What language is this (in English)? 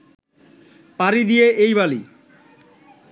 Bangla